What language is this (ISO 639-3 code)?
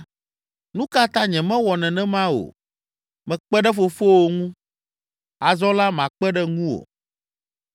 ewe